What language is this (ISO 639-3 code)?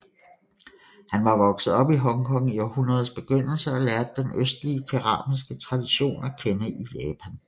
dan